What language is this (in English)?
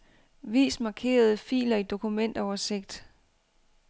Danish